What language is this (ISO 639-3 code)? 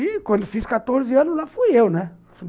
por